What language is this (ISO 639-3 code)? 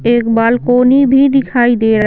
hin